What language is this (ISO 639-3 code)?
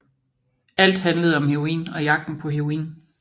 dan